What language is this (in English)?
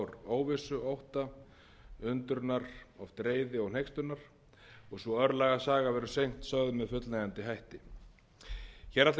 Icelandic